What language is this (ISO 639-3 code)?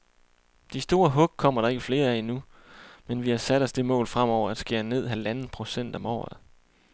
dan